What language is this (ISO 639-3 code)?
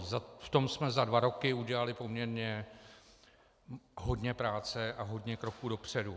ces